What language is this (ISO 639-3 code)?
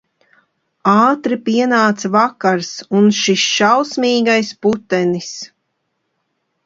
lav